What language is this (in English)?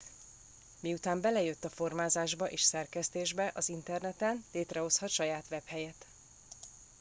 Hungarian